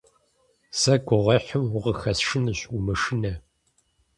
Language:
Kabardian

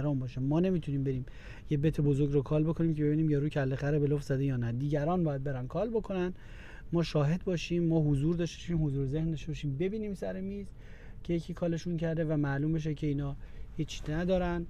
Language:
Persian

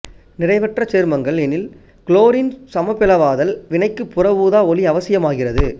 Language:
Tamil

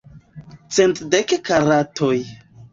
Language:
Esperanto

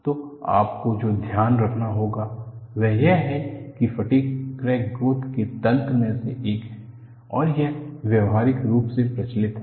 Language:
Hindi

